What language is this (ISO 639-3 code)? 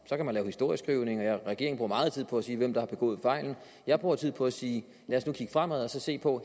dan